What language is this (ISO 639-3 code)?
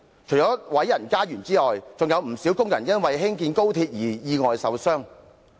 yue